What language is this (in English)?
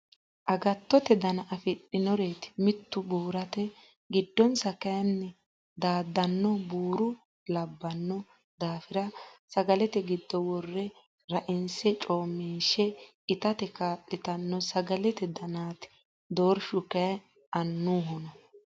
Sidamo